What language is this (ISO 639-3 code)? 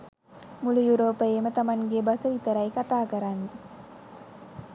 sin